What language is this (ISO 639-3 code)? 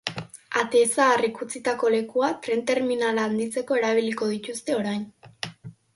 eus